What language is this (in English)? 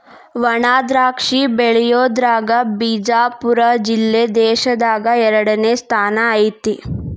Kannada